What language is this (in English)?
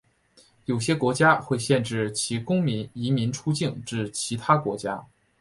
Chinese